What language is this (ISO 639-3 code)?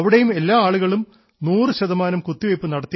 mal